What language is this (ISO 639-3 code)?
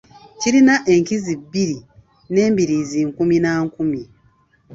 lug